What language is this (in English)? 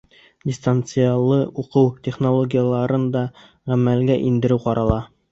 Bashkir